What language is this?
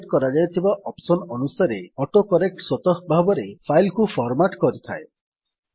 Odia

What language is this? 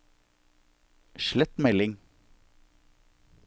Norwegian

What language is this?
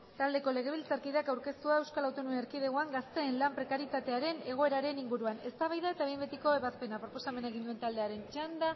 Basque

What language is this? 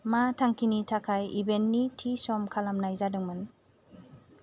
Bodo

